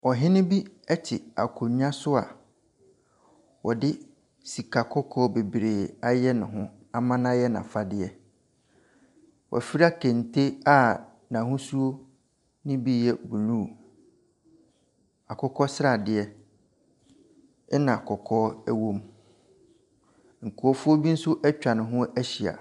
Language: Akan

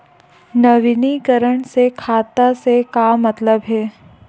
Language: Chhattisgarhi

